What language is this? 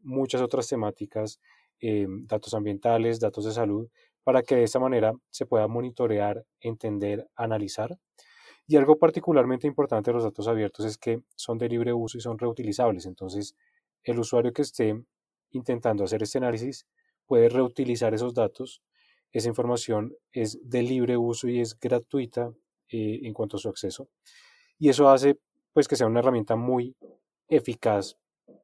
Spanish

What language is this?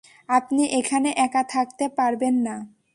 Bangla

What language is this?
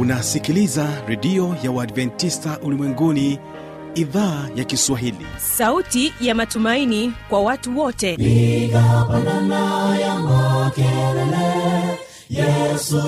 Swahili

